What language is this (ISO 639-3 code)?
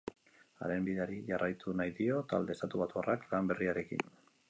eus